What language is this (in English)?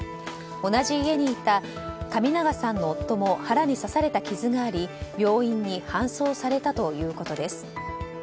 Japanese